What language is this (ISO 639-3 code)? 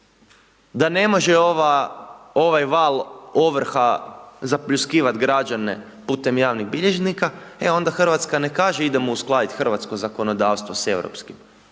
hrv